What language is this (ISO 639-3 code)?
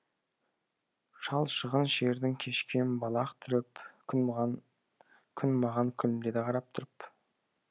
kaz